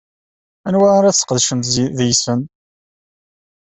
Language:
Kabyle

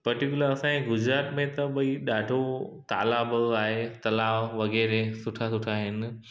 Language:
Sindhi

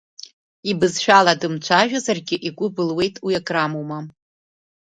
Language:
Abkhazian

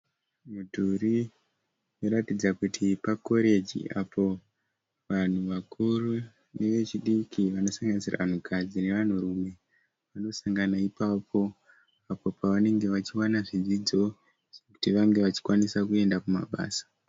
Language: Shona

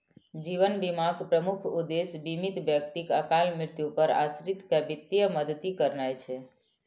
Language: Maithili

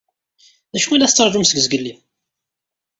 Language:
Kabyle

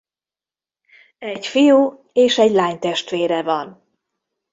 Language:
Hungarian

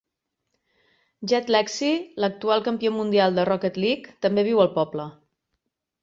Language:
Catalan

